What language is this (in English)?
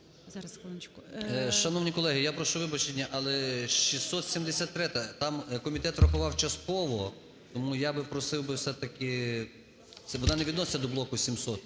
Ukrainian